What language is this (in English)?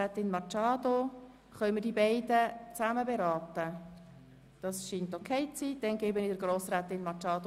Swiss German